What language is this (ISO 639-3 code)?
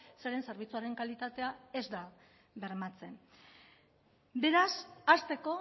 eus